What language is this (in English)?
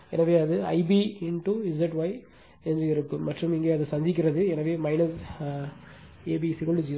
Tamil